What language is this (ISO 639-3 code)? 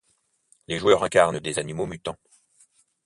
fra